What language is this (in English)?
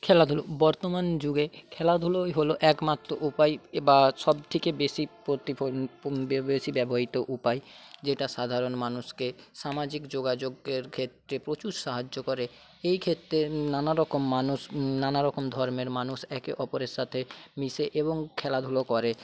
Bangla